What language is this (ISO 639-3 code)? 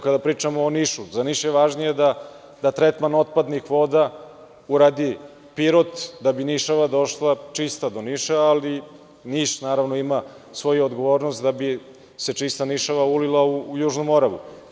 srp